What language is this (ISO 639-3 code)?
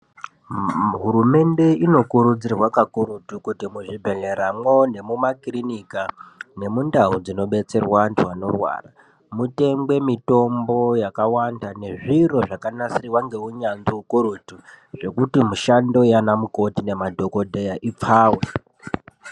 ndc